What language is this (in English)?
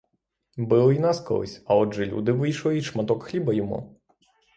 Ukrainian